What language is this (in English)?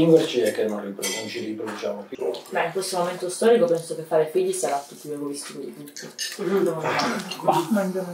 Italian